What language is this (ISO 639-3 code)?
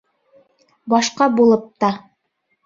bak